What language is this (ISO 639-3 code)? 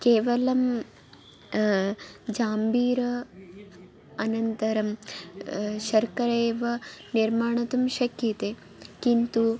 san